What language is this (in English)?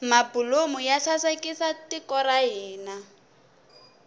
Tsonga